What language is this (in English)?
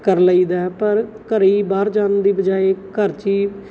Punjabi